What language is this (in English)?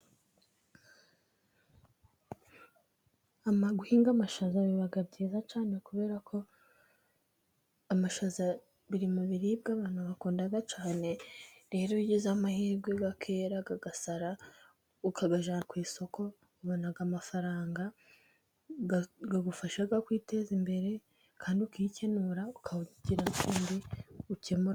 Kinyarwanda